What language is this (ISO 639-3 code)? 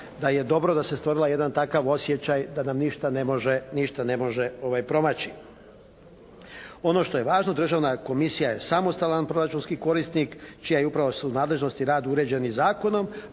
hrv